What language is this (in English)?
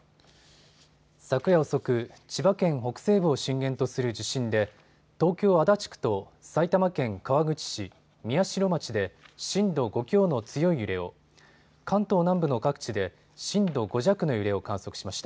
Japanese